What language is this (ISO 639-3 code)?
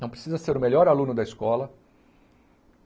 por